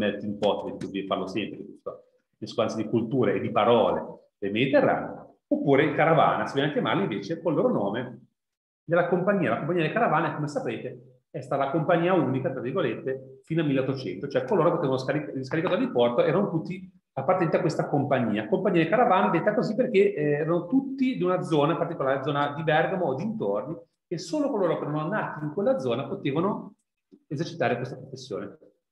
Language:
Italian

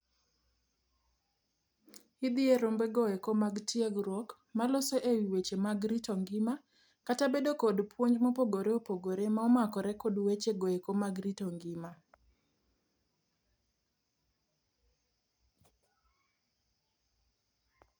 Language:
Luo (Kenya and Tanzania)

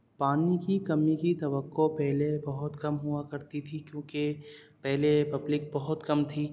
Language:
Urdu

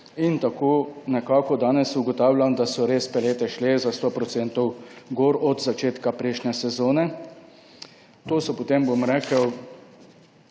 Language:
Slovenian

